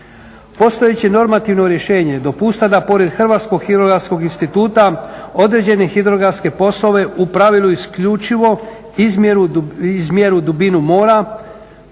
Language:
Croatian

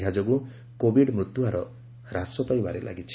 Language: Odia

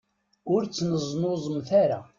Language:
Kabyle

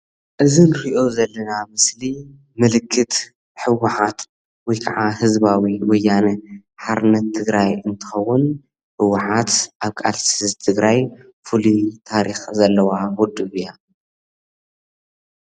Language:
Tigrinya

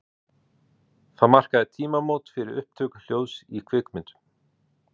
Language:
Icelandic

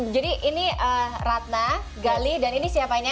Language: Indonesian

